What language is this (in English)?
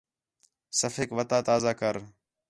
Khetrani